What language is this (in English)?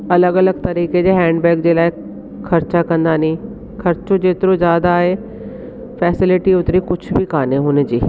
Sindhi